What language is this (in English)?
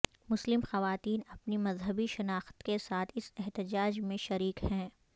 Urdu